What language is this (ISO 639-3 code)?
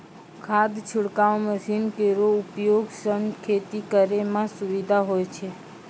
mai